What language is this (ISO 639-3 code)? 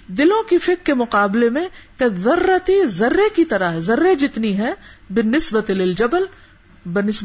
urd